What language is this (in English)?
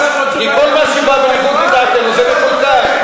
Hebrew